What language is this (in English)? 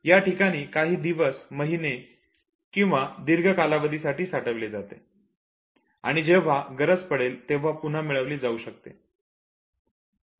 Marathi